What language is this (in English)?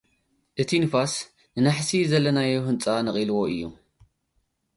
Tigrinya